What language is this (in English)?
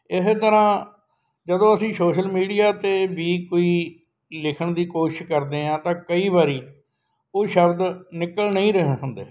Punjabi